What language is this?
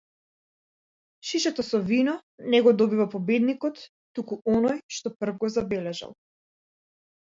Macedonian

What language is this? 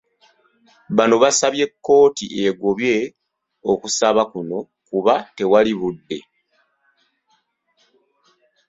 Ganda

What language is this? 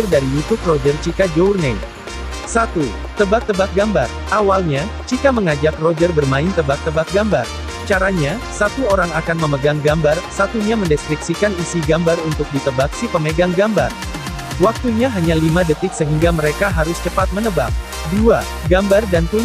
Indonesian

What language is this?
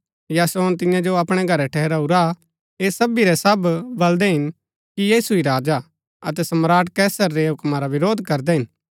Gaddi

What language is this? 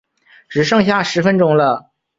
Chinese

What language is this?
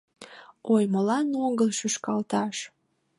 Mari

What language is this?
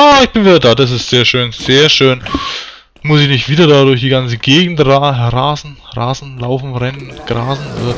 German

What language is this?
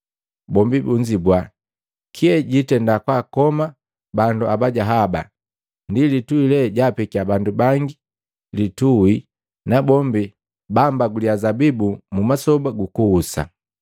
Matengo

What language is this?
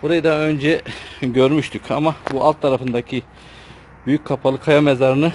Turkish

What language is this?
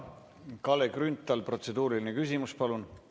Estonian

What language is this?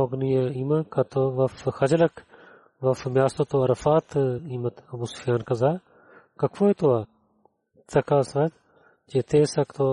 Bulgarian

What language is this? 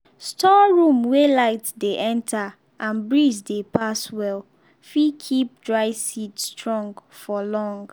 Nigerian Pidgin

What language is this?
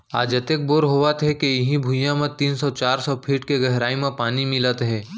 Chhattisgarhi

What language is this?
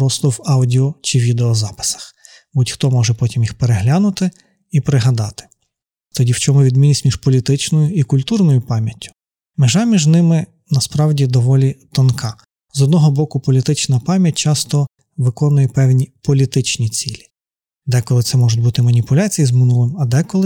Ukrainian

